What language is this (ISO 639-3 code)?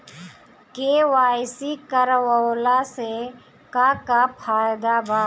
bho